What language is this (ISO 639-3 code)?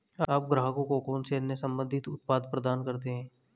hin